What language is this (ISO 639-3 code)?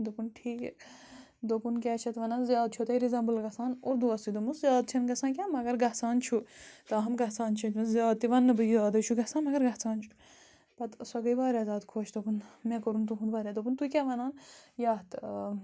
kas